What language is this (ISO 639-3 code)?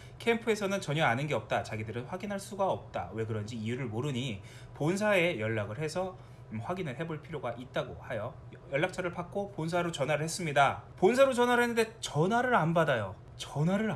kor